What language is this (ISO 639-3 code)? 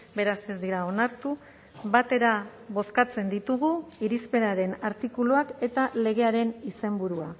eus